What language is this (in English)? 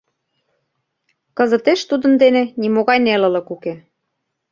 Mari